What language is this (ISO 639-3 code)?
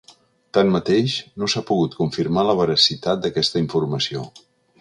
cat